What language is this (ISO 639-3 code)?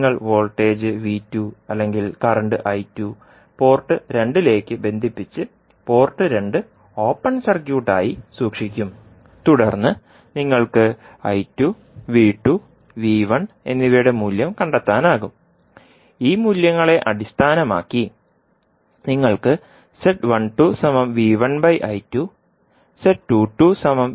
mal